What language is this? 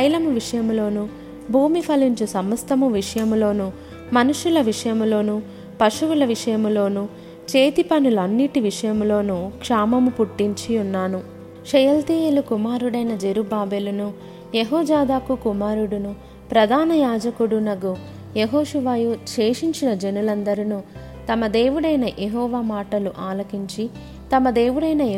Telugu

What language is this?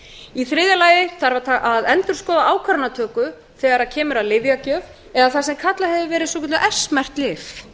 Icelandic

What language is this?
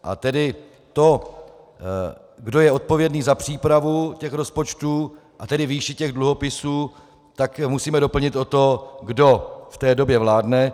Czech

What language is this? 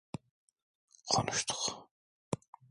Turkish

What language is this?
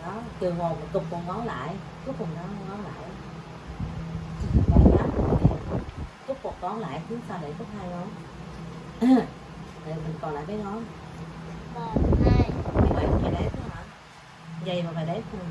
Vietnamese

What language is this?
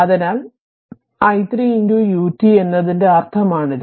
Malayalam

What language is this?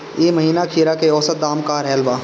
Bhojpuri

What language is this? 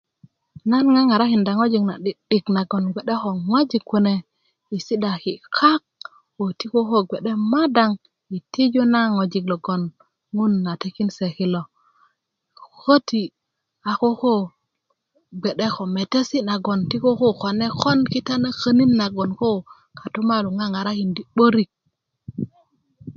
Kuku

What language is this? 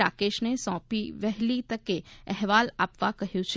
Gujarati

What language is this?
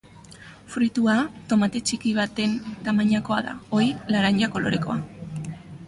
Basque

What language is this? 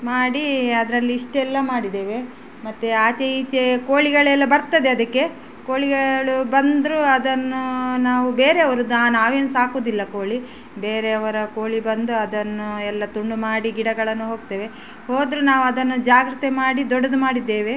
Kannada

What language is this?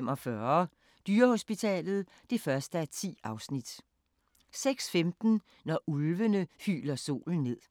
Danish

